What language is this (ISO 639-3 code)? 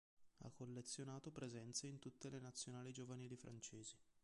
ita